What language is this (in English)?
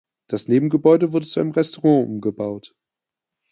German